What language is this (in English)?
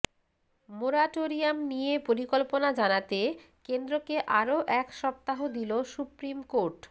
Bangla